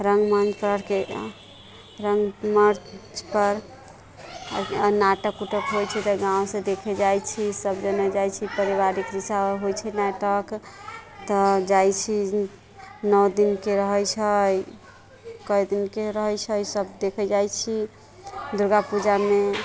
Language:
Maithili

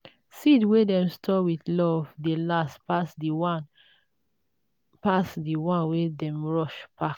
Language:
Nigerian Pidgin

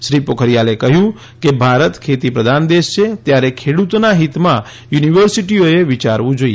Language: Gujarati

